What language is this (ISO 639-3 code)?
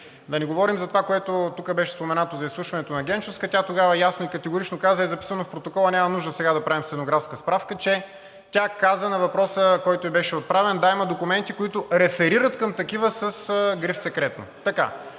bul